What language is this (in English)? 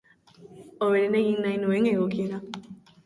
Basque